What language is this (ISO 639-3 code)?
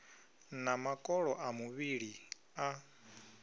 ven